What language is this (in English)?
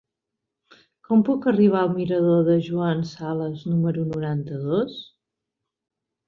Catalan